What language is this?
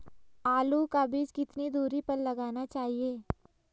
Hindi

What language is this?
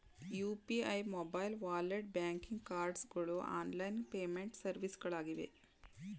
Kannada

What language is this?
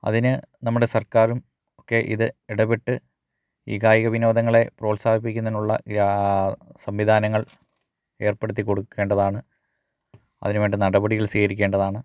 Malayalam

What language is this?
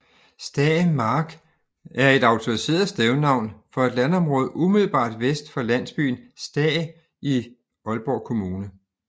Danish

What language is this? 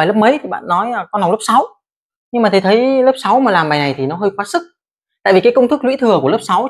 Vietnamese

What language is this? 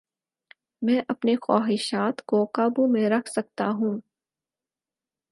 Urdu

